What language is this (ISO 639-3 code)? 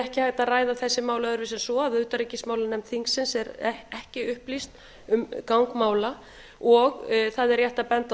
isl